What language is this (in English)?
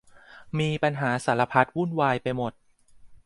Thai